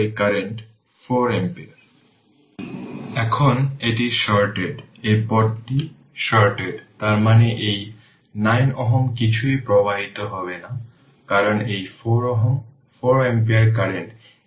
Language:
Bangla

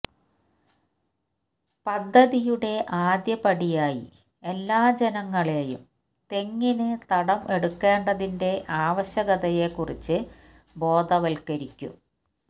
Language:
Malayalam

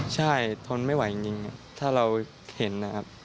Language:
Thai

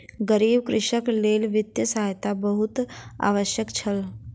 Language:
Maithili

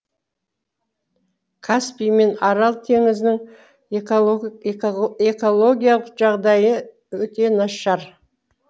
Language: Kazakh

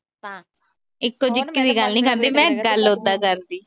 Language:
Punjabi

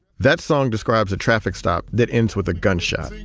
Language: English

